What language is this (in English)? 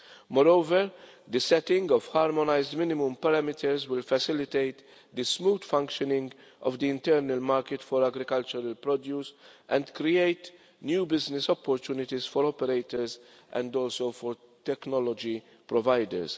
English